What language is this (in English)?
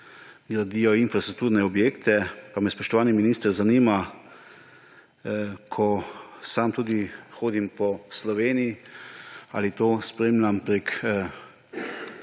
Slovenian